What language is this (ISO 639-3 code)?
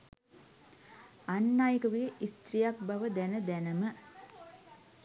sin